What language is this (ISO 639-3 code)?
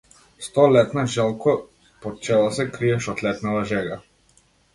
mkd